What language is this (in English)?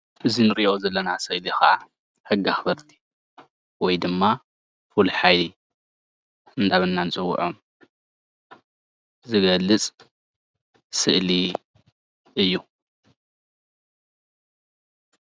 Tigrinya